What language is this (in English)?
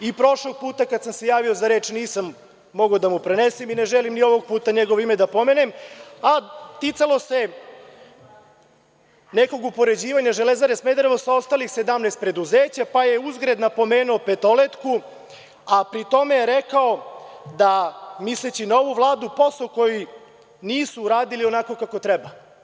Serbian